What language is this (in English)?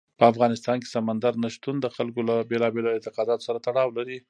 Pashto